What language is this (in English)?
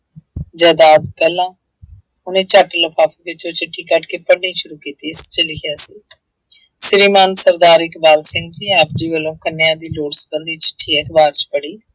Punjabi